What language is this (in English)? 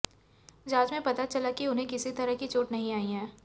Hindi